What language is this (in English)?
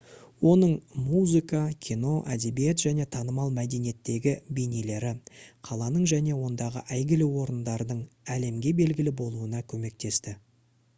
Kazakh